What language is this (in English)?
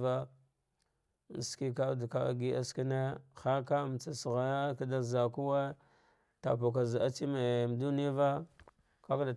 Dghwede